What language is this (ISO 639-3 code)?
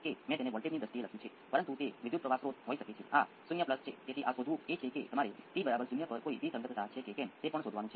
guj